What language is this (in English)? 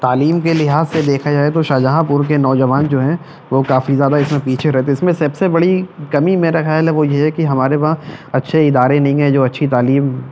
Urdu